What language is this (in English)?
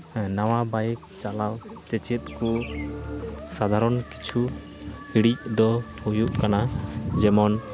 Santali